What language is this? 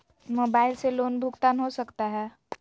Magahi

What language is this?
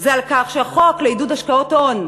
Hebrew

